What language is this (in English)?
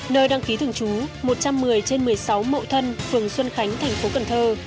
Vietnamese